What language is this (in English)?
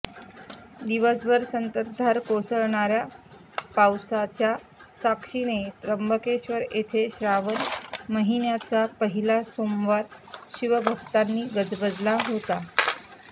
Marathi